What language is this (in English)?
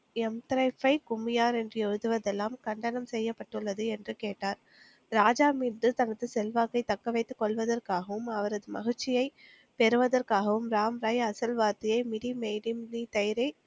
Tamil